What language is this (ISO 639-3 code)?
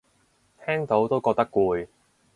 yue